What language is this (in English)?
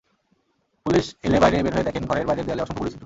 Bangla